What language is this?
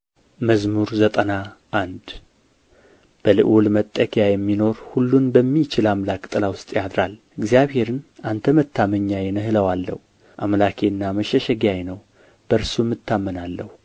Amharic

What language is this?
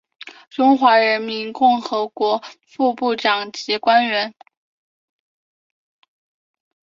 Chinese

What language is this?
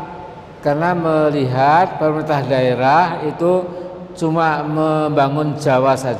Indonesian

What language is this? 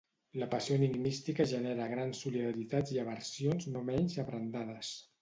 Catalan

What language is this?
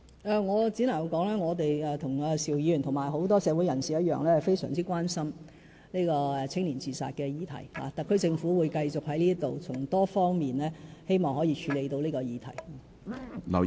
Cantonese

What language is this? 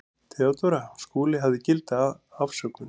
Icelandic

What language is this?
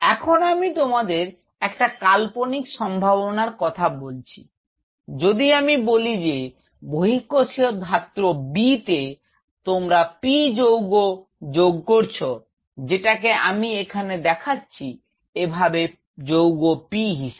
Bangla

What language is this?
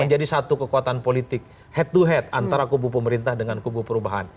Indonesian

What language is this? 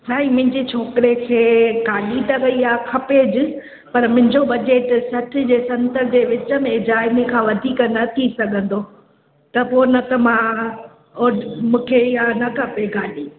Sindhi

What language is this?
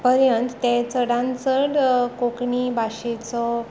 Konkani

